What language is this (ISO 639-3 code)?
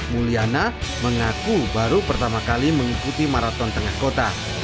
ind